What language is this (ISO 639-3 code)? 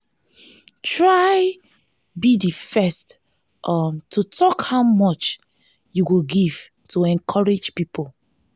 pcm